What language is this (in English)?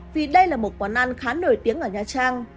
Vietnamese